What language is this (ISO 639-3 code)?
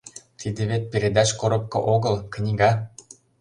chm